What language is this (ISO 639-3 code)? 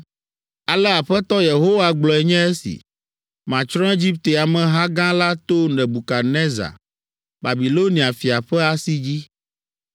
ewe